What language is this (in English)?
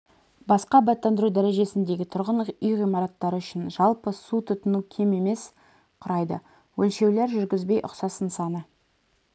Kazakh